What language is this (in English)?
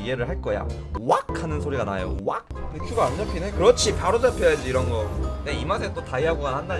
Korean